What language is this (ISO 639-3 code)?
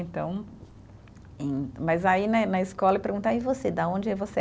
por